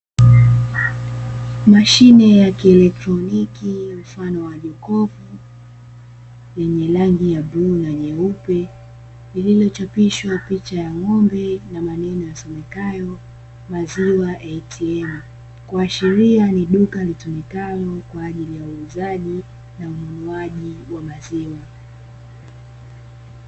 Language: Swahili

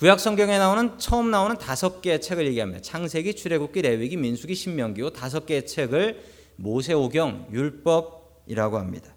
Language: Korean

